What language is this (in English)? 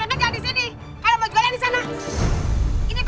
Indonesian